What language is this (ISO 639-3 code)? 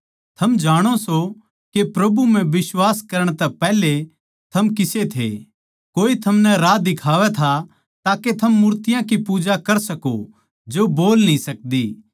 bgc